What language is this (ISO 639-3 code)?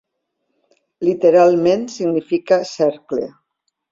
cat